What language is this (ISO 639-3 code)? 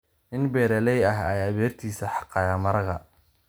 som